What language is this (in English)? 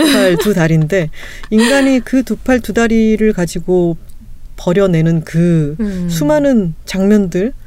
Korean